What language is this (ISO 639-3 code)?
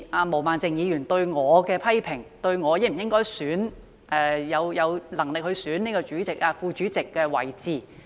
yue